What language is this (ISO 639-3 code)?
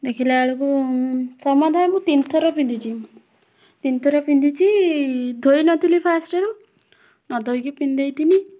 ori